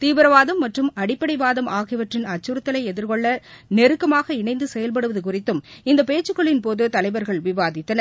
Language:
Tamil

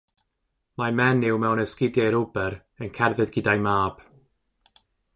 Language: Welsh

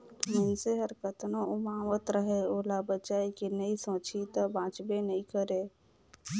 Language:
Chhattisgarhi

